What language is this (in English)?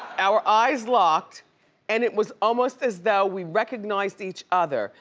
English